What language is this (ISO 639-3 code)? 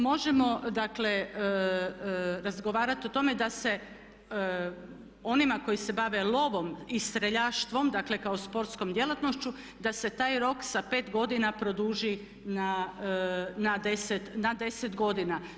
hrv